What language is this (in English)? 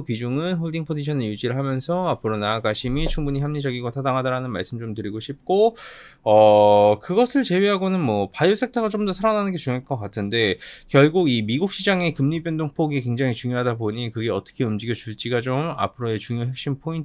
Korean